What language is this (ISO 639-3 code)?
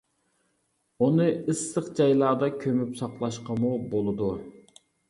uig